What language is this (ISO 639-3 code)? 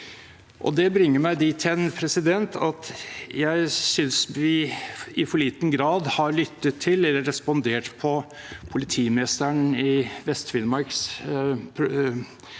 nor